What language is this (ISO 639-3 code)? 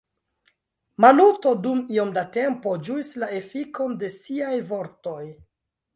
epo